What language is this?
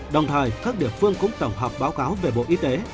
Vietnamese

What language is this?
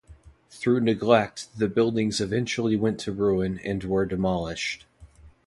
English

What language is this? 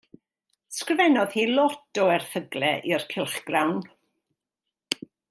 Welsh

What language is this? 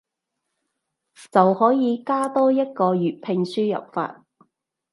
Cantonese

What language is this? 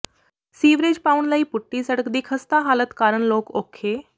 Punjabi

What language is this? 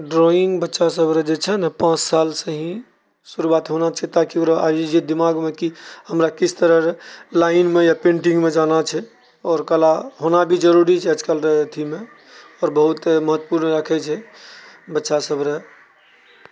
Maithili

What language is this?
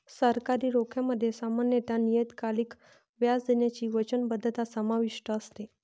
Marathi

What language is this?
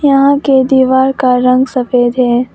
Hindi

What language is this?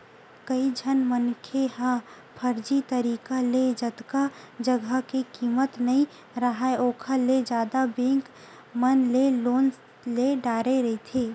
Chhattisgarhi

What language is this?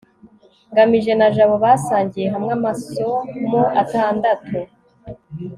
Kinyarwanda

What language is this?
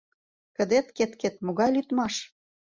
Mari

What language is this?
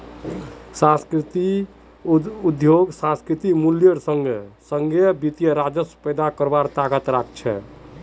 Magahi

